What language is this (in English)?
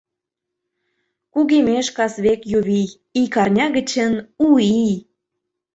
Mari